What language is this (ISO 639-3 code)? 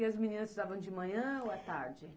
por